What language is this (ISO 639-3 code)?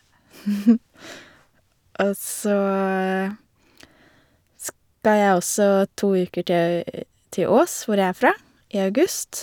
nor